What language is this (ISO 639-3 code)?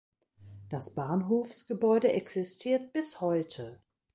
deu